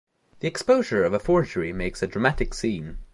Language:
English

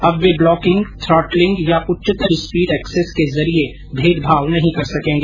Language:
Hindi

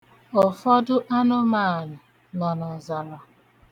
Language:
Igbo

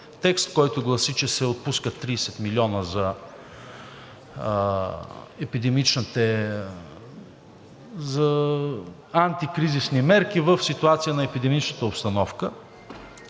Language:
Bulgarian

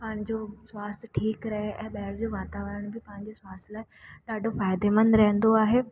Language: Sindhi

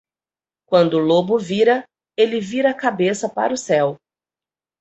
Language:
Portuguese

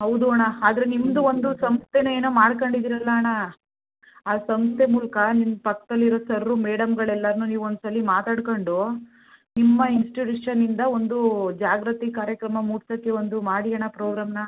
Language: Kannada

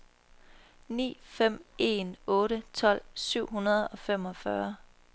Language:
Danish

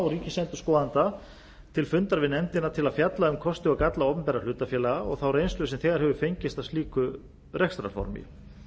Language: Icelandic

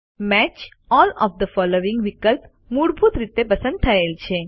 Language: Gujarati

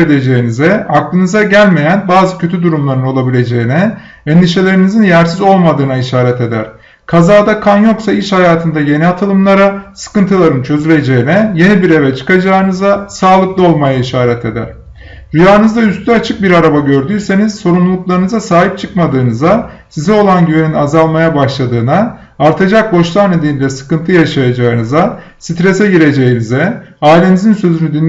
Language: Turkish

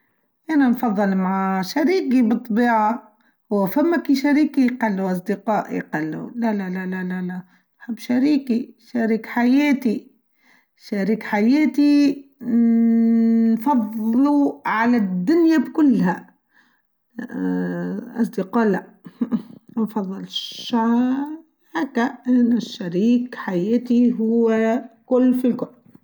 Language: Tunisian Arabic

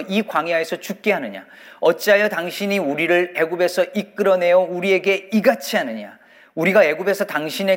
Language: Korean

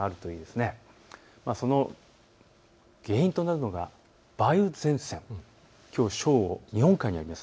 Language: Japanese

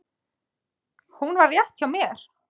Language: Icelandic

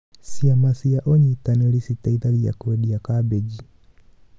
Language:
Kikuyu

